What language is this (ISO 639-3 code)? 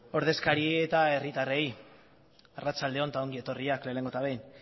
eus